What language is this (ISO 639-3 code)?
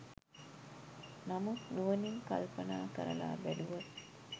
sin